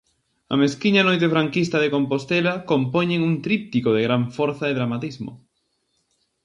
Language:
Galician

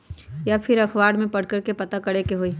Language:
Magahi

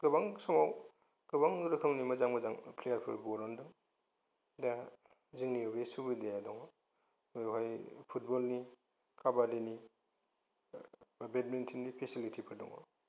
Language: Bodo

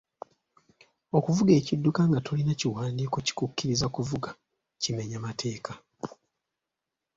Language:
Ganda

